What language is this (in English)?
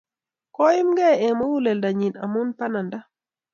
Kalenjin